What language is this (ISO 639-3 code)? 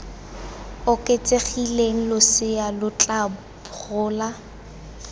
tsn